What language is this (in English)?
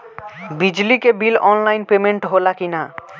Bhojpuri